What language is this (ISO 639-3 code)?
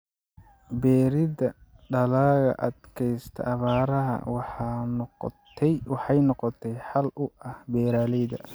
som